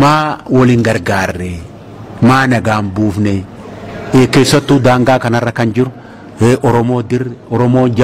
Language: Arabic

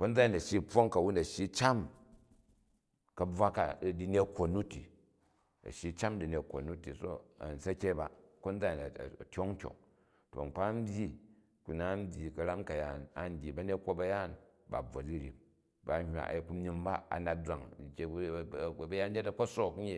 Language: Jju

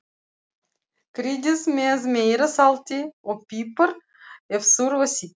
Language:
Icelandic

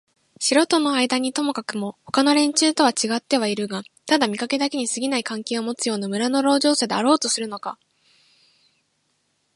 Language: Japanese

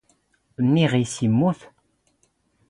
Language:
Standard Moroccan Tamazight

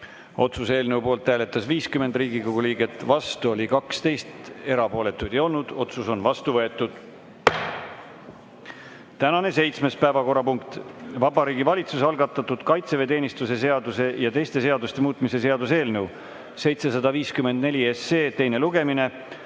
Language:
Estonian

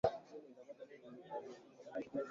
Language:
Swahili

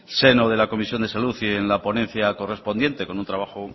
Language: Spanish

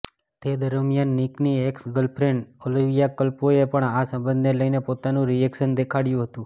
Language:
Gujarati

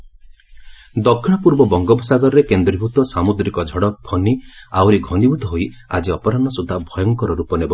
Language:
Odia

